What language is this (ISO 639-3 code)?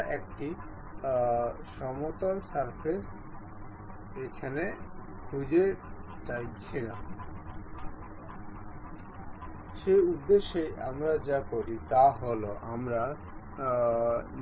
ben